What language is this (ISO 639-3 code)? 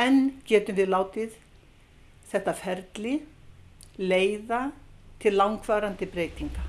isl